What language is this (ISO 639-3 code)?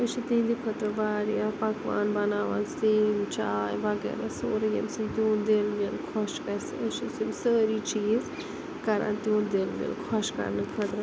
kas